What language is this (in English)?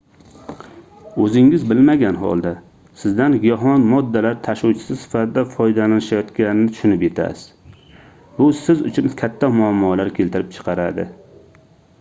Uzbek